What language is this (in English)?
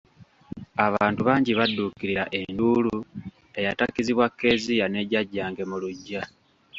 Ganda